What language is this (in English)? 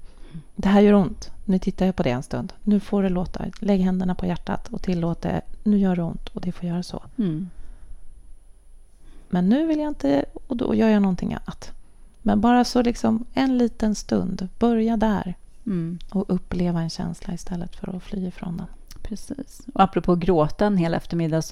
Swedish